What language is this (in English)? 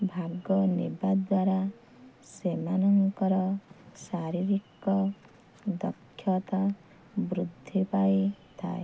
Odia